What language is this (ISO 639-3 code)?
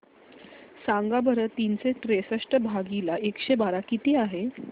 mar